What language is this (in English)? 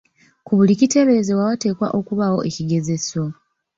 Ganda